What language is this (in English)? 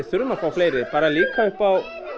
Icelandic